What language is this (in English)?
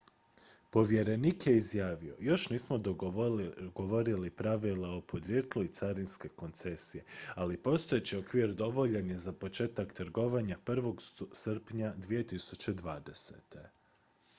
Croatian